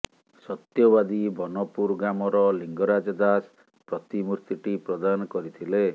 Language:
Odia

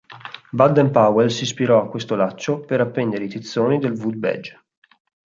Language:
Italian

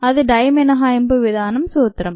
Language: Telugu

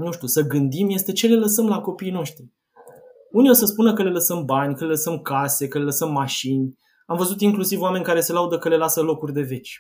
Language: Romanian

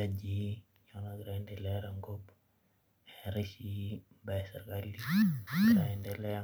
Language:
Masai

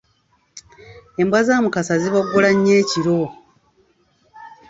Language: Ganda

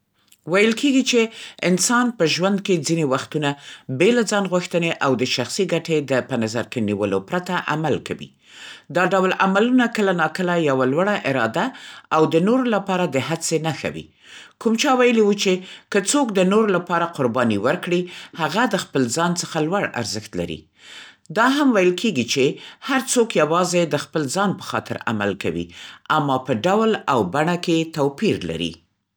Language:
Central Pashto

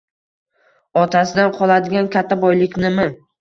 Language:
Uzbek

